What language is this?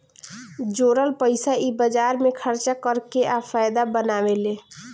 Bhojpuri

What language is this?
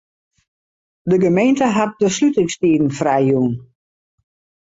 Western Frisian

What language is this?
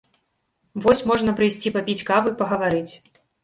Belarusian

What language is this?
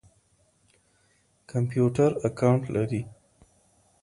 Pashto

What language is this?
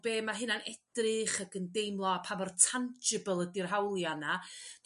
Welsh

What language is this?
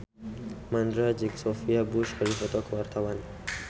Sundanese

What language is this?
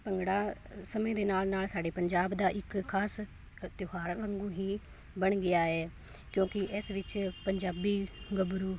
Punjabi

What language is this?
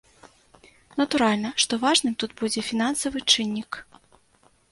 Belarusian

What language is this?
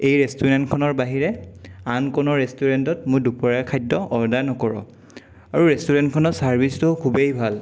Assamese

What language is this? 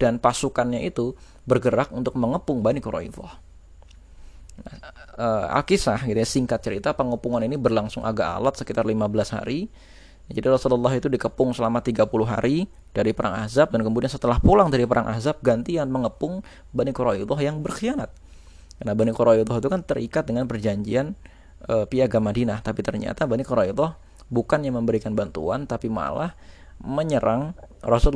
Indonesian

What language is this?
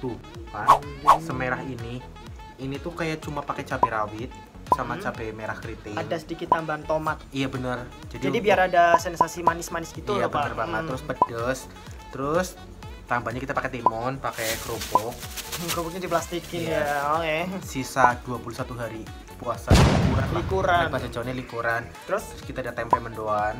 Indonesian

